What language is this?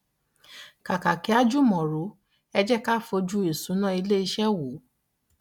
Yoruba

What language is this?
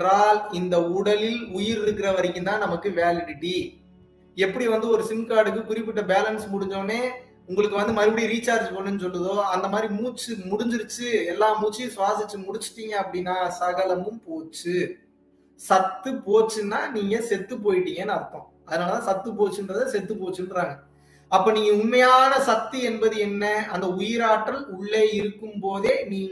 Tamil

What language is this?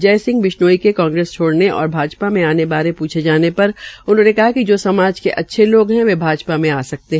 Hindi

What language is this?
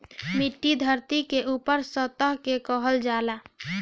Bhojpuri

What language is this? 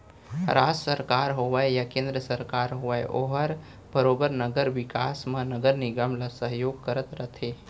Chhattisgarhi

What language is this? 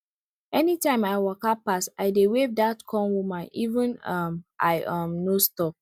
Nigerian Pidgin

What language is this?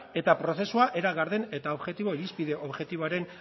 Basque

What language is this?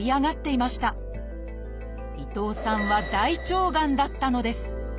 Japanese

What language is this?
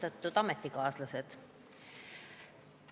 Estonian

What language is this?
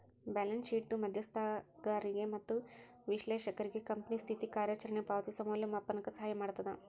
Kannada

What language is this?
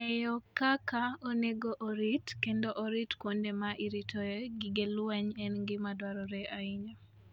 Luo (Kenya and Tanzania)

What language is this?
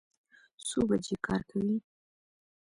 Pashto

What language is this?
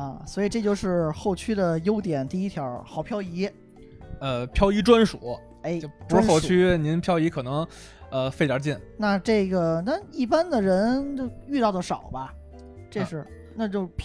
Chinese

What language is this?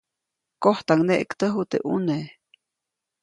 Copainalá Zoque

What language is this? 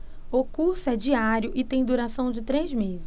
Portuguese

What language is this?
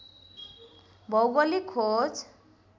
Nepali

